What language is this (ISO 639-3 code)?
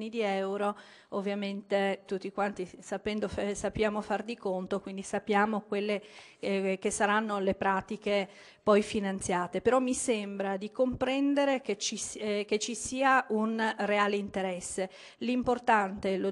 ita